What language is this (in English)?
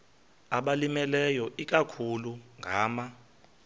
Xhosa